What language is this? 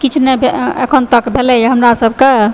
Maithili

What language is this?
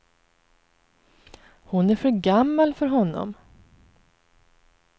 Swedish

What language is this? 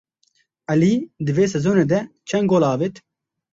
Kurdish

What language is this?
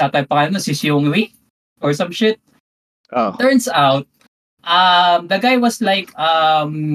Filipino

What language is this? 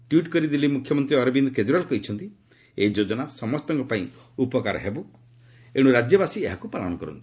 Odia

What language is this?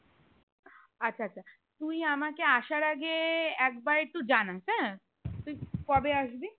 Bangla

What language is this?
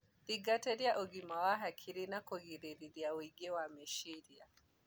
Kikuyu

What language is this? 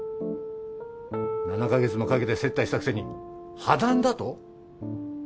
Japanese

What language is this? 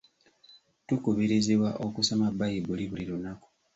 Ganda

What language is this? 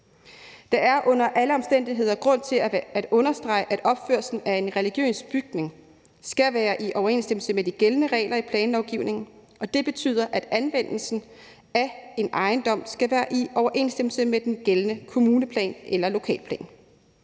Danish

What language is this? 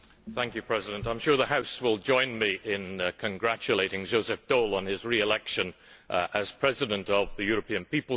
English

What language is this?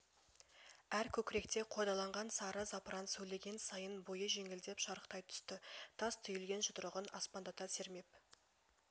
Kazakh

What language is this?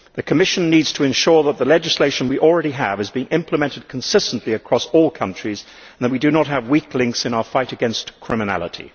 English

